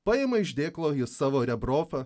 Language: Lithuanian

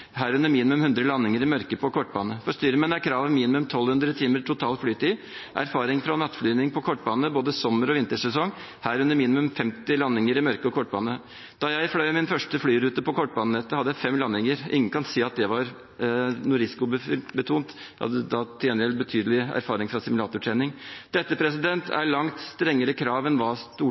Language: Norwegian Bokmål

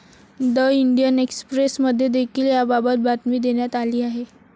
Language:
Marathi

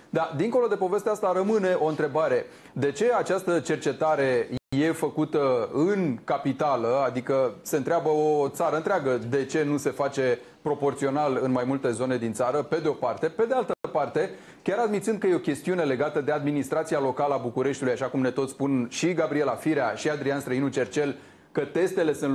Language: Romanian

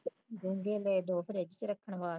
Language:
Punjabi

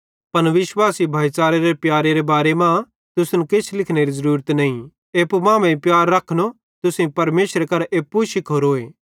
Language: Bhadrawahi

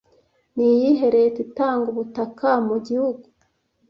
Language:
Kinyarwanda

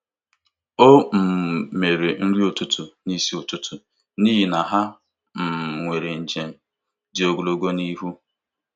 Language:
Igbo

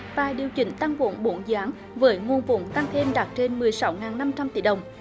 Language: Vietnamese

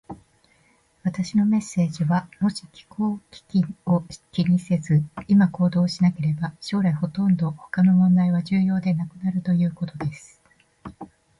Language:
Japanese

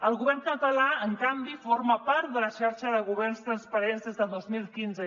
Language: Catalan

